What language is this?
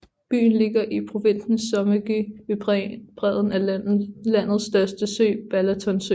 Danish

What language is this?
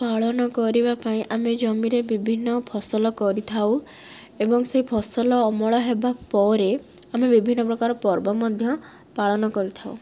Odia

